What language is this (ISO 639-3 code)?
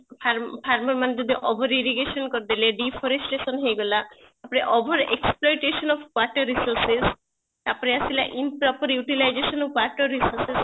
ori